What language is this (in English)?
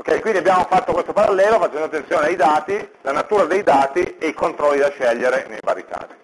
Italian